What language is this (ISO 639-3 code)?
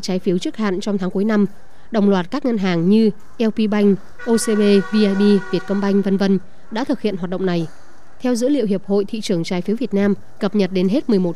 vie